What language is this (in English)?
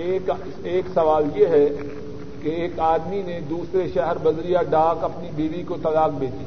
Urdu